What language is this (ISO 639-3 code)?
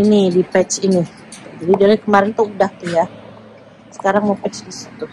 ind